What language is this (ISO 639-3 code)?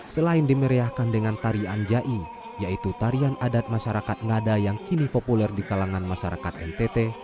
ind